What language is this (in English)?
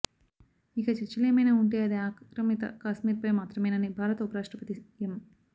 Telugu